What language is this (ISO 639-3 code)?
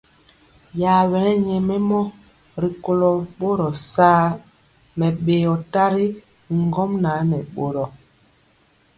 mcx